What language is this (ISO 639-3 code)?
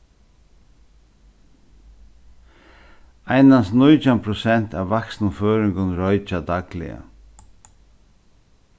fao